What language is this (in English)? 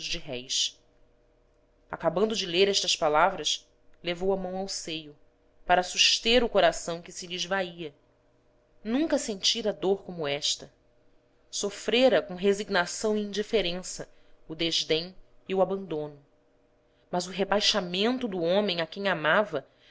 Portuguese